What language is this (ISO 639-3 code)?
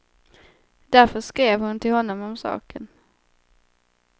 swe